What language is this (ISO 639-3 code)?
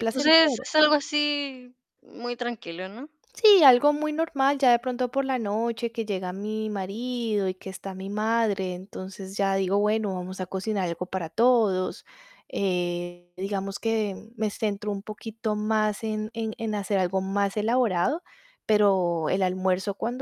spa